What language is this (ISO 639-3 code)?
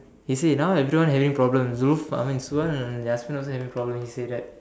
eng